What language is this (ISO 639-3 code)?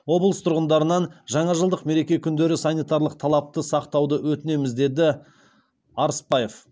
kaz